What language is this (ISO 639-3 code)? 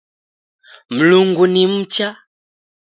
dav